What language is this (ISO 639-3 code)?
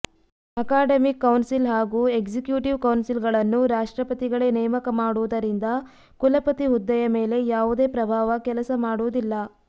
kan